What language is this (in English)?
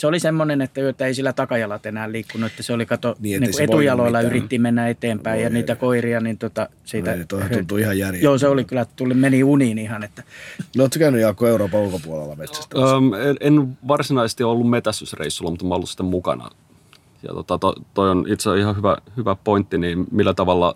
Finnish